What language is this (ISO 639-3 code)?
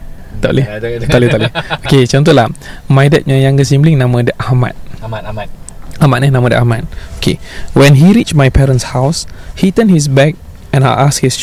msa